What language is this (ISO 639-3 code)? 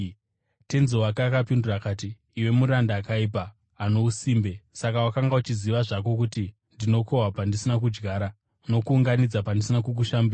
sna